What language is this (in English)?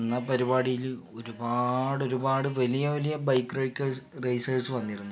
Malayalam